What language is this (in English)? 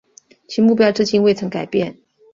Chinese